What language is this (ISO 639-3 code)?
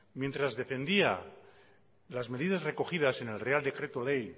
spa